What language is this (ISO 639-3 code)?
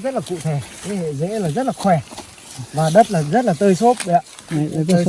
vie